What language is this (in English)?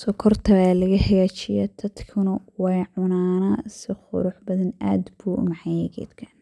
Somali